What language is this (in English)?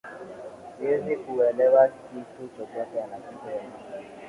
Swahili